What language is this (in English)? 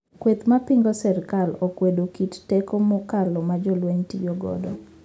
Luo (Kenya and Tanzania)